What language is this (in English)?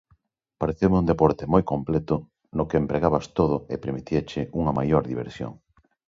Galician